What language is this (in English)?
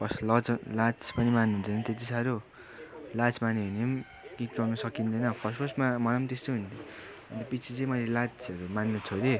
Nepali